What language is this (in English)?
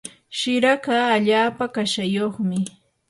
Yanahuanca Pasco Quechua